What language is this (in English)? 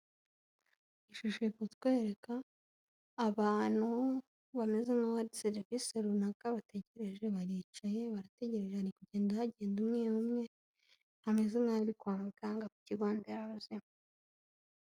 Kinyarwanda